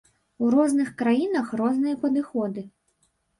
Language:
Belarusian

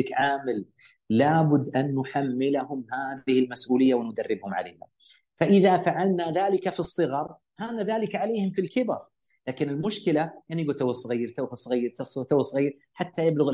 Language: Arabic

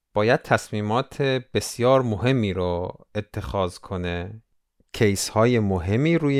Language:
Persian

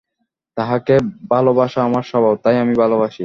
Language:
Bangla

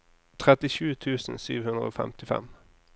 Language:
Norwegian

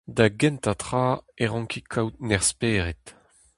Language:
Breton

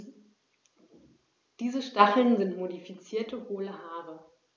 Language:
German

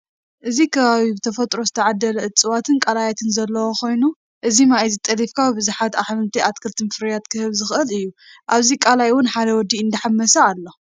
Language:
Tigrinya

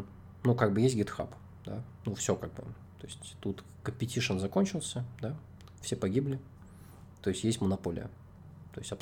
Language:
Russian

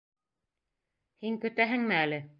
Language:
Bashkir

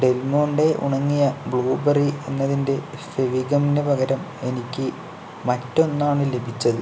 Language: Malayalam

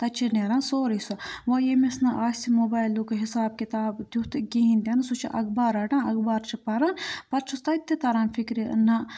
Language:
Kashmiri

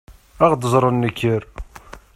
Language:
Kabyle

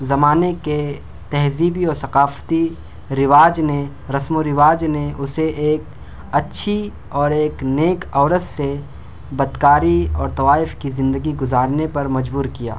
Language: Urdu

